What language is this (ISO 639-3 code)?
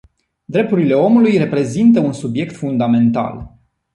ron